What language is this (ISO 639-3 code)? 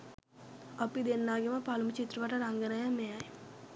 sin